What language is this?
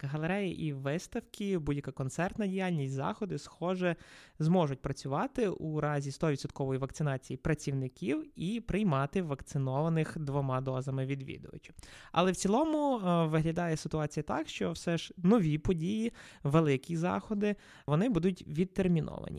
Ukrainian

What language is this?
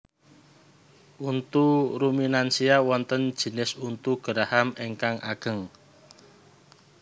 Javanese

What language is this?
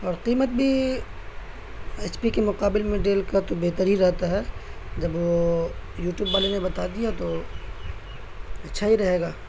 Urdu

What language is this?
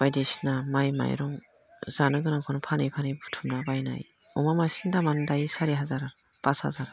Bodo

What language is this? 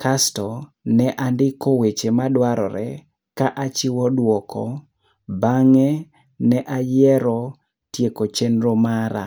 Luo (Kenya and Tanzania)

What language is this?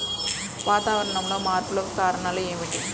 Telugu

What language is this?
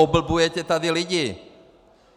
Czech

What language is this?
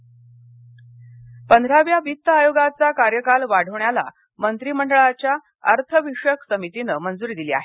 Marathi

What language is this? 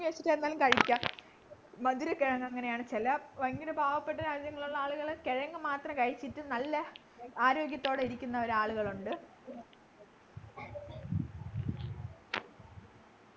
Malayalam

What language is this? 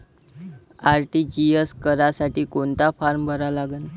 Marathi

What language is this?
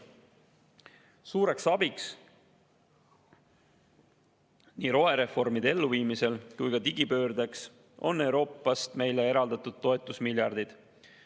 Estonian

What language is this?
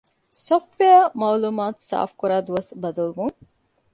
Divehi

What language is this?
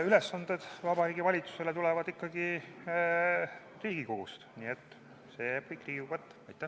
Estonian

